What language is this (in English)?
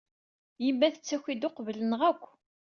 Kabyle